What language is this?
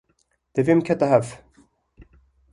Kurdish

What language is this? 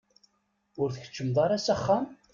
Kabyle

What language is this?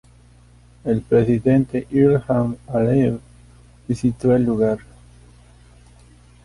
Spanish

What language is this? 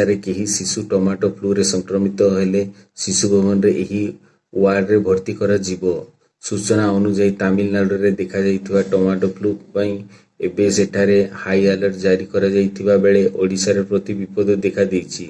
Odia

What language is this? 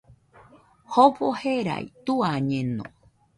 Nüpode Huitoto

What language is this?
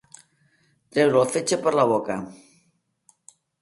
Catalan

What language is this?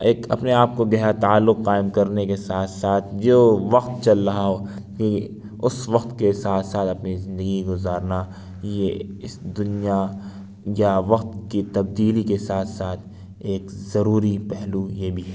Urdu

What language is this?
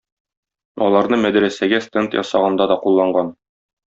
Tatar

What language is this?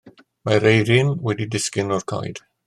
Welsh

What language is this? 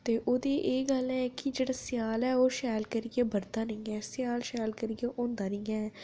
Dogri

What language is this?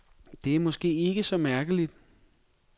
Danish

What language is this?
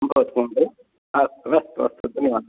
Sanskrit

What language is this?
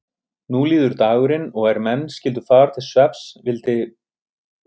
Icelandic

